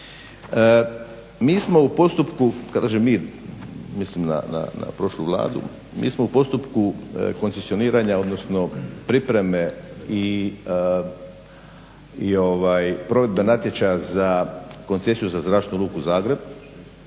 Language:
Croatian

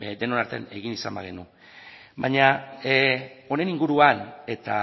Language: Basque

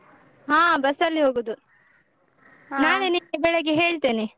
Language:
Kannada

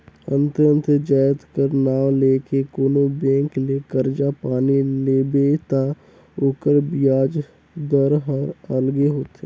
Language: Chhattisgarhi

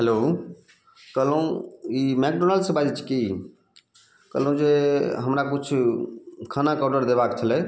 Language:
Maithili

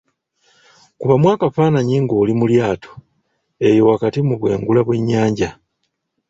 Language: Ganda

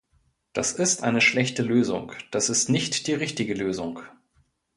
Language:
German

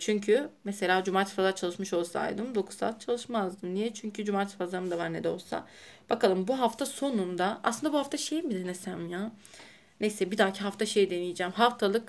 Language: Turkish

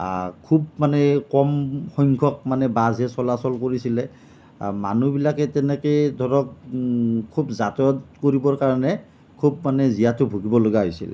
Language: Assamese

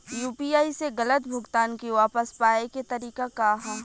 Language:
Bhojpuri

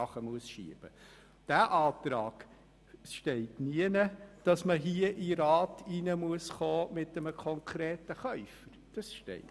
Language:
Swiss German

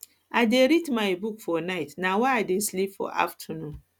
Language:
Nigerian Pidgin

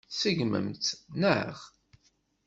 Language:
Kabyle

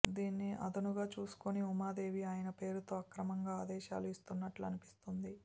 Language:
Telugu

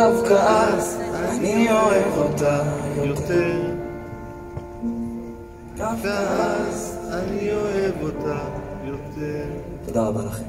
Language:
Hebrew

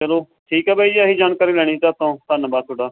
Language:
Punjabi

